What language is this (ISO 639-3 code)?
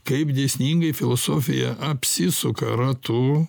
lit